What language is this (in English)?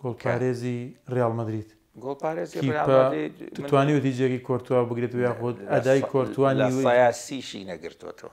Arabic